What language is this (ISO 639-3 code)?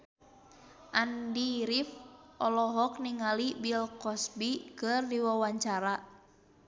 sun